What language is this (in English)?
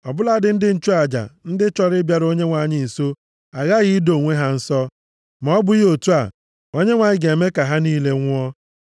Igbo